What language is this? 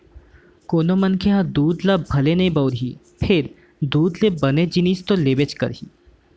Chhattisgarhi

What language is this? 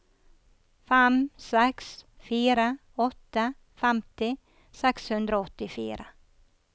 Norwegian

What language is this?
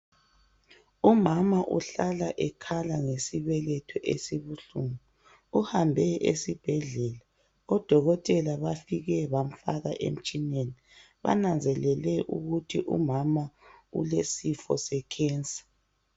North Ndebele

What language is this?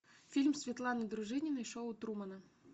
Russian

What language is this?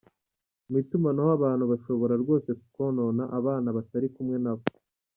Kinyarwanda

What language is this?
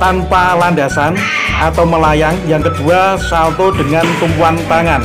Indonesian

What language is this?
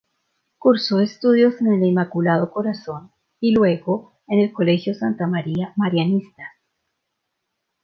Spanish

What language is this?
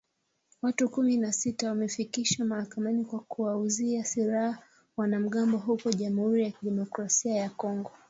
Swahili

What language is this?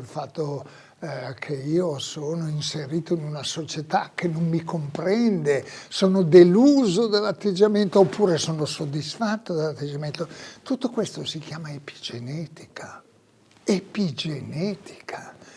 Italian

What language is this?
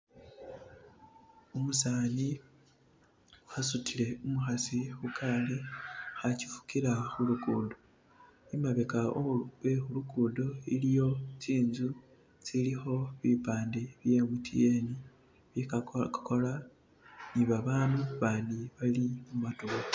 Masaaba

